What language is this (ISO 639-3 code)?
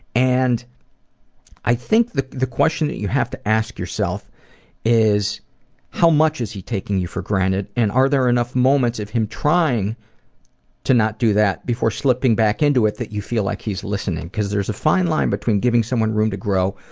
eng